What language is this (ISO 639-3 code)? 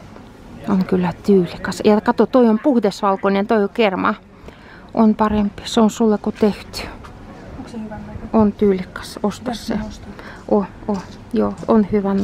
rus